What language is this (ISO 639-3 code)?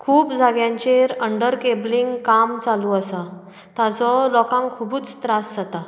kok